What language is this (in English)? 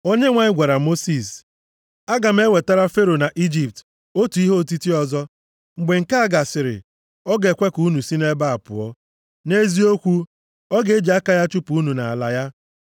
Igbo